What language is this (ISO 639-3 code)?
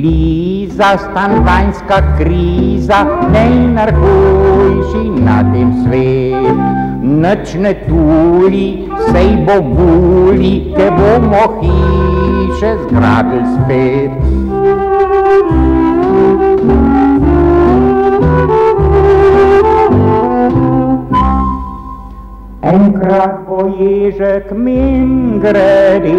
ron